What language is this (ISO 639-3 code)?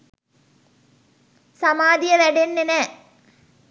sin